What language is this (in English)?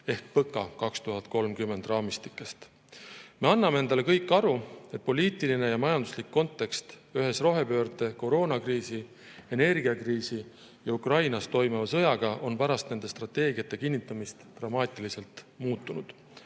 Estonian